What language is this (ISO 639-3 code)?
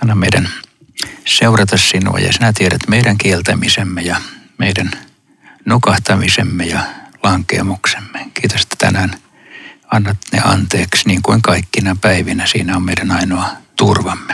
fin